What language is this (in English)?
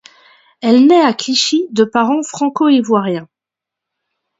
French